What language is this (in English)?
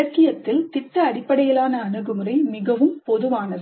Tamil